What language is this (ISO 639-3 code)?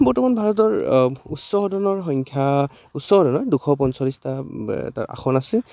asm